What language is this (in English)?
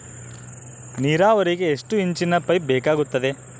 Kannada